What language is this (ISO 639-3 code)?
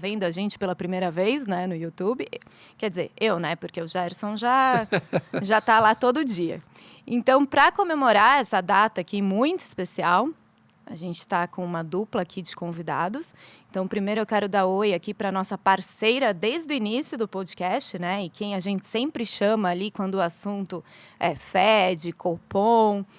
por